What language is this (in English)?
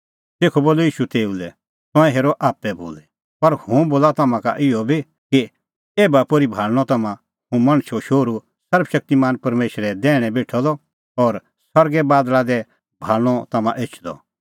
Kullu Pahari